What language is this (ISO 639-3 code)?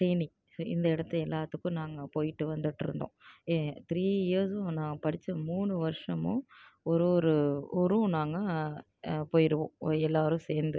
tam